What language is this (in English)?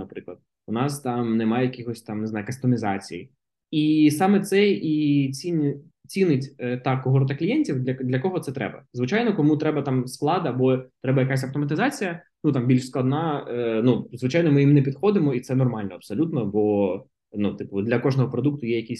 Ukrainian